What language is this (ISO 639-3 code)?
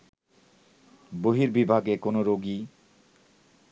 ben